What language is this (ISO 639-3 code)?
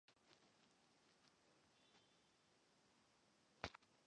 zho